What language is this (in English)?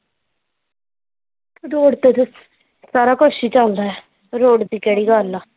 Punjabi